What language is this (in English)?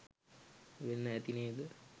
Sinhala